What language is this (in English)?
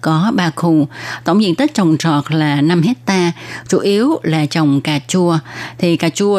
Vietnamese